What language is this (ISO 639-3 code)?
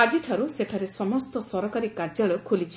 ori